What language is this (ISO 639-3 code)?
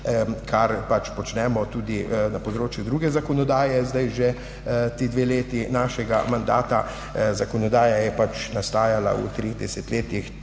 slv